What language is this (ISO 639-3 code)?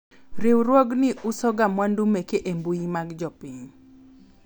luo